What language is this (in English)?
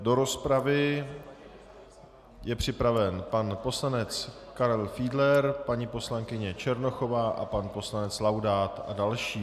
Czech